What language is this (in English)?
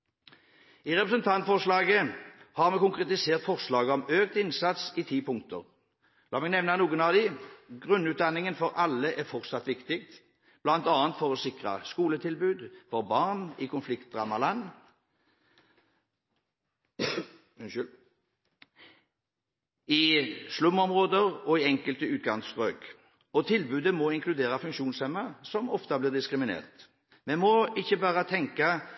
Norwegian Bokmål